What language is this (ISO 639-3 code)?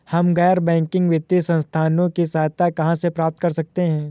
hin